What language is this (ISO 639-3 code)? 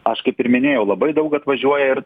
lit